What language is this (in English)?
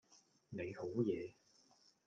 Cantonese